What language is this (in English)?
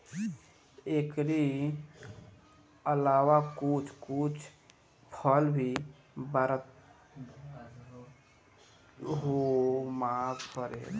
Bhojpuri